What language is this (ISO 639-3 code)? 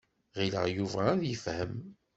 kab